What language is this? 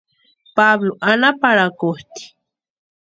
Western Highland Purepecha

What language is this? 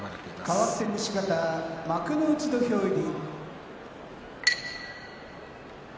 Japanese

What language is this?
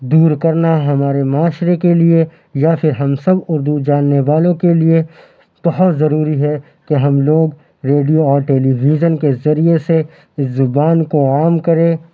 Urdu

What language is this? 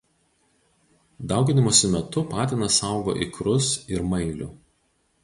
Lithuanian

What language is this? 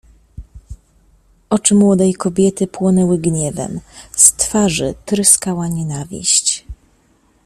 Polish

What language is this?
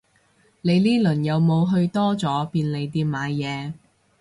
Cantonese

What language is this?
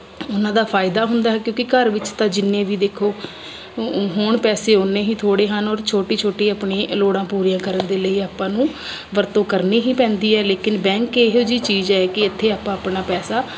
Punjabi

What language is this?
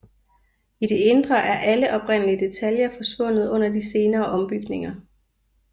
Danish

